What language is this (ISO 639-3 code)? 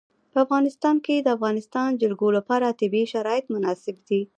pus